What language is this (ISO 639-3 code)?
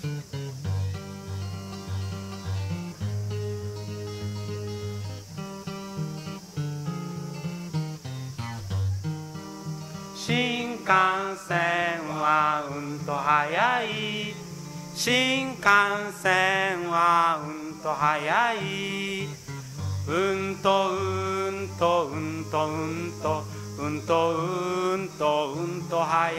pol